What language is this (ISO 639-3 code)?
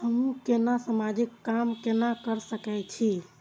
mai